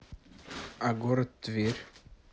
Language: Russian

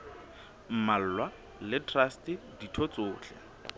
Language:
Southern Sotho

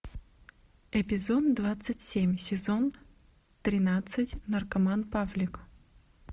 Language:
Russian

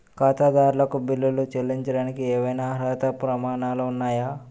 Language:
Telugu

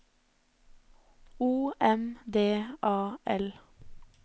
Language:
Norwegian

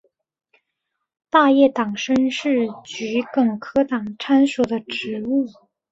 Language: Chinese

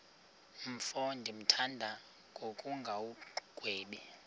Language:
Xhosa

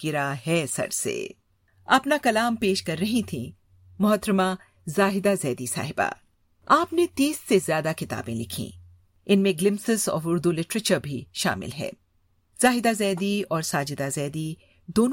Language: Urdu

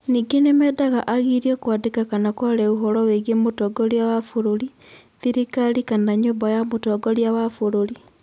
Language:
Kikuyu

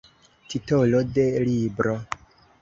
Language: Esperanto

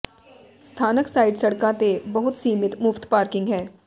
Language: Punjabi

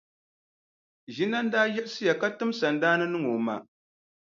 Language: Dagbani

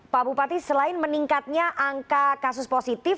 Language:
Indonesian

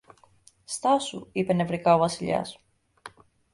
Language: Greek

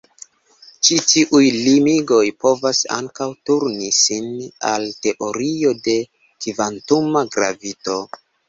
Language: Esperanto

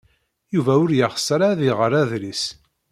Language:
Kabyle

